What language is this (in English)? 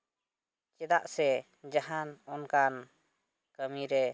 Santali